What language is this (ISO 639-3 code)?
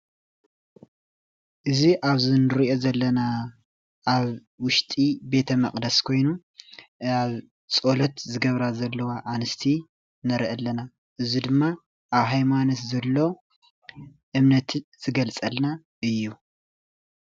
tir